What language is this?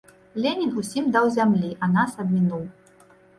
Belarusian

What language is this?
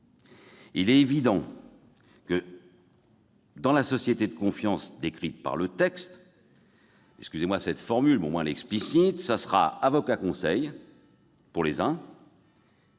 French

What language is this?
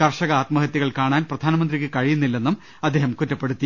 Malayalam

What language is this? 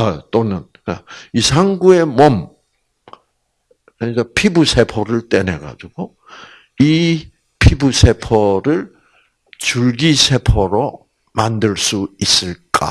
Korean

